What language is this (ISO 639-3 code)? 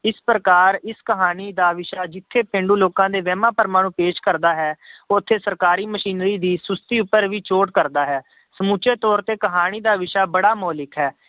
pan